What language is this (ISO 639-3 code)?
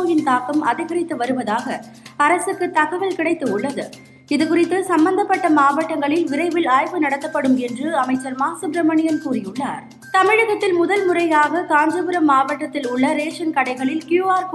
tam